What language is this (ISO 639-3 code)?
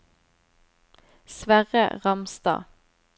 nor